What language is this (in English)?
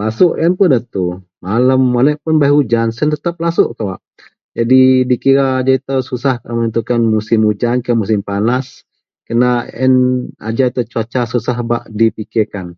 Central Melanau